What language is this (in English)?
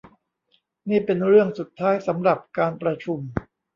Thai